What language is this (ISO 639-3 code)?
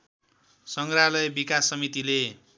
nep